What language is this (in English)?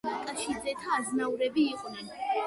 Georgian